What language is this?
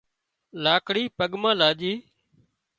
Wadiyara Koli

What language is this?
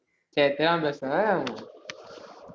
Tamil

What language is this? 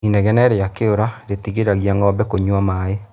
Kikuyu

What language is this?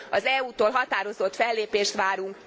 Hungarian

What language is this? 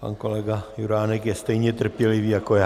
Czech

